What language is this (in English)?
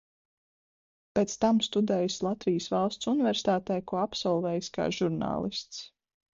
Latvian